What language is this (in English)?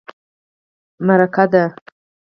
Pashto